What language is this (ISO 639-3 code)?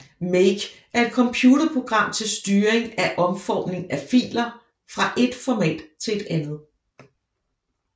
dan